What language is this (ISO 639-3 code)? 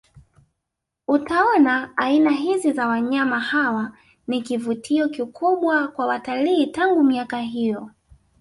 swa